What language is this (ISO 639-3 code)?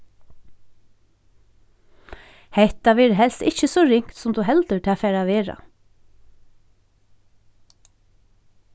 fao